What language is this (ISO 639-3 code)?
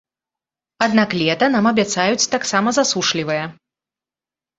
bel